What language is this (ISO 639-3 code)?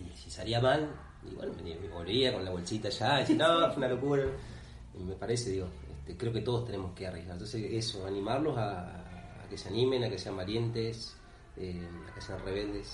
spa